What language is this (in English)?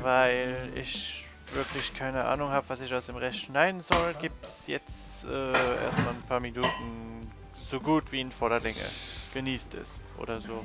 German